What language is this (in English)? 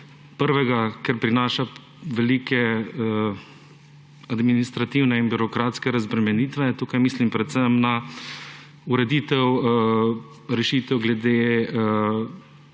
Slovenian